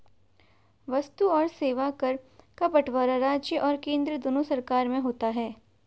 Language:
Hindi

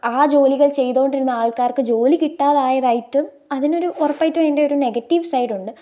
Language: Malayalam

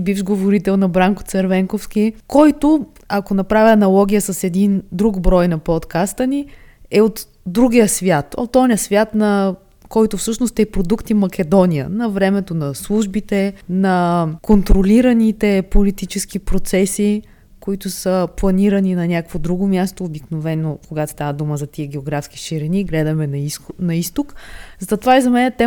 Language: Bulgarian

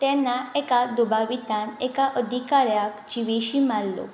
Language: Konkani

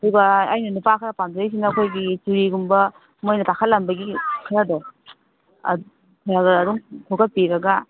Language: Manipuri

